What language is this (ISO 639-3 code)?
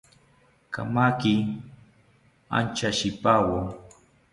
cpy